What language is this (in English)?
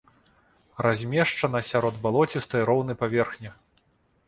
Belarusian